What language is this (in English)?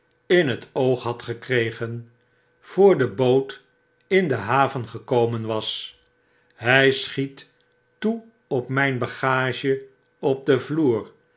Dutch